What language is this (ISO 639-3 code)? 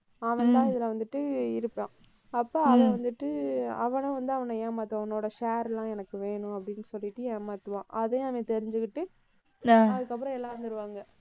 tam